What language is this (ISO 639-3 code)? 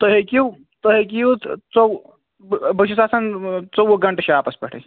kas